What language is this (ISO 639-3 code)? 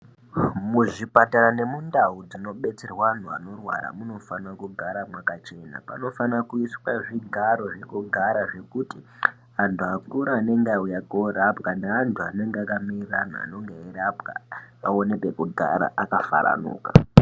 ndc